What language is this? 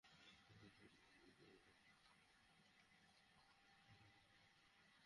Bangla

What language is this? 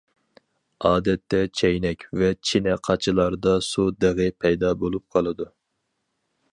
Uyghur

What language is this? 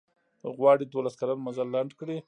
Pashto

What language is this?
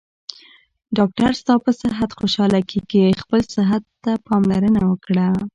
Pashto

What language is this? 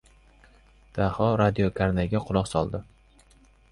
Uzbek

